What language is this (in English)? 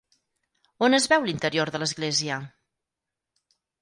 Catalan